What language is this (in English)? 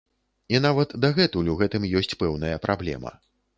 Belarusian